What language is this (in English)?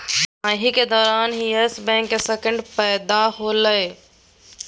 Magahi